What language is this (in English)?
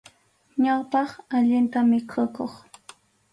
Arequipa-La Unión Quechua